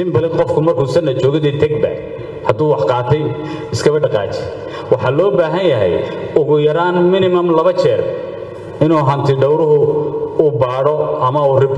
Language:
Arabic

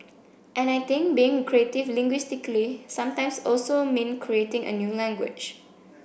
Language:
English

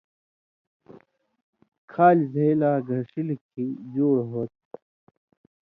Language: Indus Kohistani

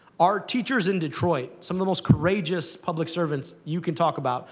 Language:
English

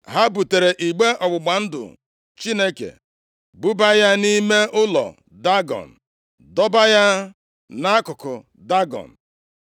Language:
Igbo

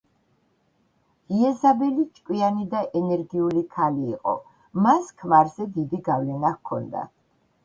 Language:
Georgian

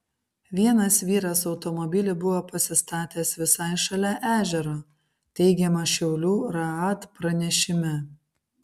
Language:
Lithuanian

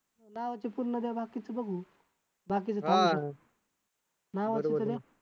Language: Marathi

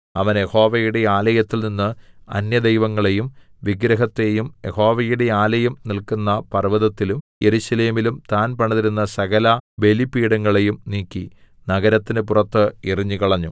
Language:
Malayalam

